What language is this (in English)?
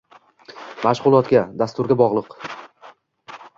Uzbek